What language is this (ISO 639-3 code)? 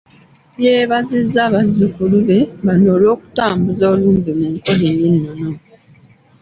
lug